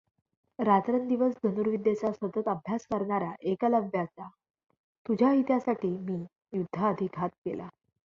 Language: Marathi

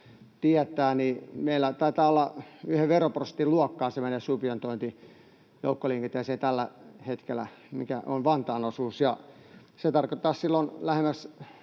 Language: Finnish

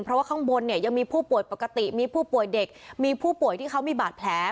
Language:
Thai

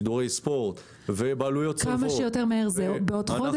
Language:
Hebrew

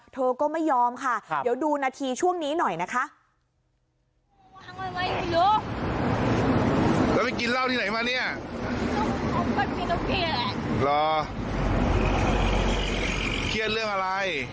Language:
Thai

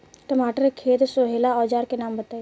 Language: Bhojpuri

